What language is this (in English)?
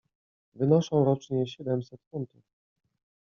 Polish